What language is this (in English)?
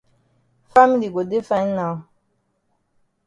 Cameroon Pidgin